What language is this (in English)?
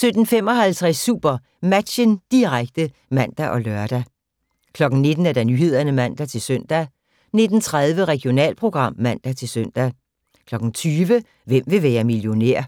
Danish